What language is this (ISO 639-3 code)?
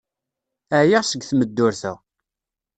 kab